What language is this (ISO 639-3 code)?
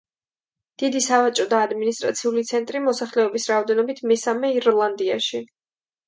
kat